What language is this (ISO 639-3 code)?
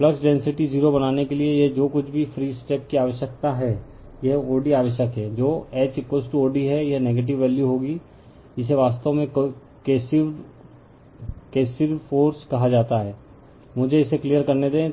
hin